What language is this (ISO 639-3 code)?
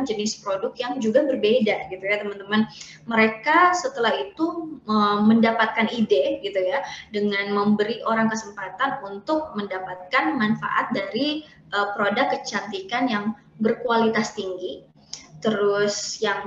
ind